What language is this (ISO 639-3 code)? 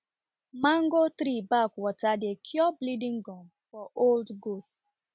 pcm